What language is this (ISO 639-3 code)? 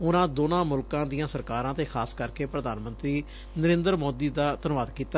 pan